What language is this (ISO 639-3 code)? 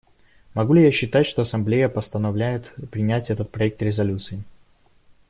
rus